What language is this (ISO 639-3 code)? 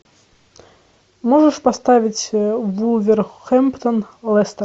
rus